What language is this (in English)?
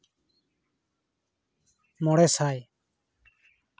Santali